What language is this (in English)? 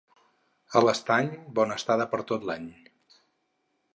Catalan